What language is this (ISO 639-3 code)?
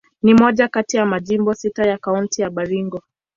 swa